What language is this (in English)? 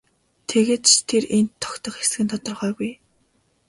Mongolian